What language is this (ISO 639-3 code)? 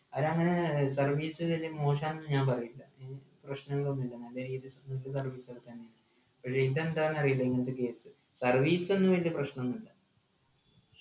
mal